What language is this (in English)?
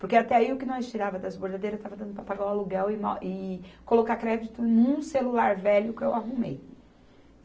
Portuguese